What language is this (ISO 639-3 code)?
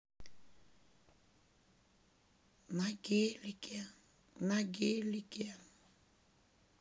rus